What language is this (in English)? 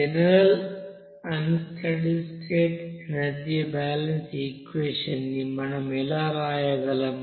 Telugu